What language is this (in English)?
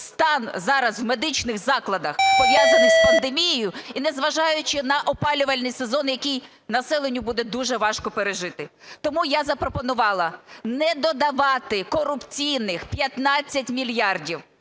Ukrainian